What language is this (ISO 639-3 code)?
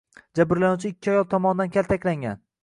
uzb